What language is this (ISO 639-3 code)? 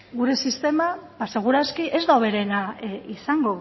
eus